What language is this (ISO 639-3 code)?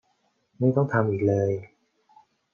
tha